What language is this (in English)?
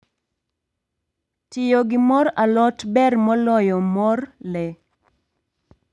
Luo (Kenya and Tanzania)